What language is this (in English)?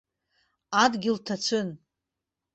Abkhazian